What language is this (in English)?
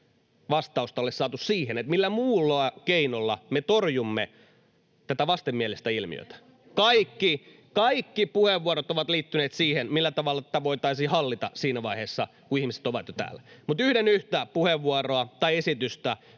Finnish